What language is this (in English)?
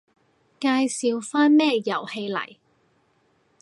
Cantonese